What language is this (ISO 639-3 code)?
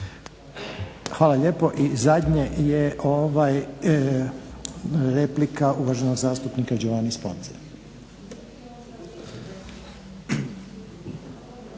hrv